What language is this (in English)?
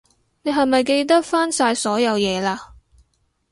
Cantonese